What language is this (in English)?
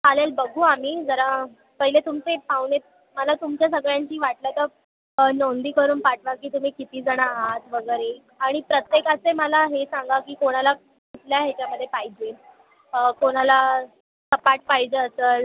Marathi